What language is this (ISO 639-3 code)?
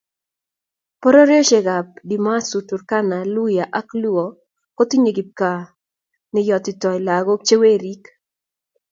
kln